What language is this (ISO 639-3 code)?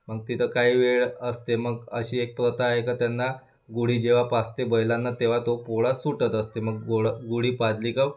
mar